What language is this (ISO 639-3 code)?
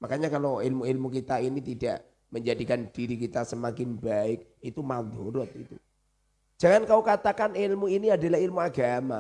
ind